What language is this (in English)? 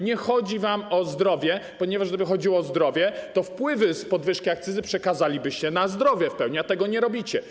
Polish